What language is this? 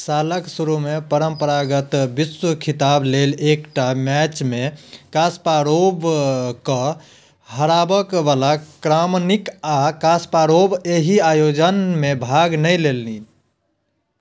Maithili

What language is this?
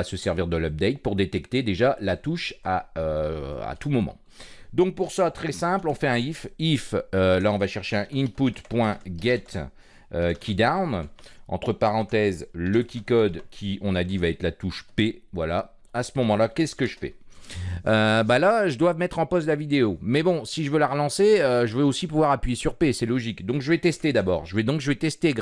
French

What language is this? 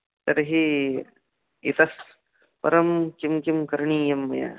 Sanskrit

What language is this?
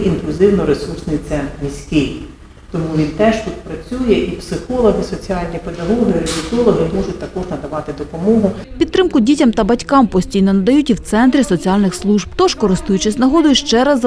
Ukrainian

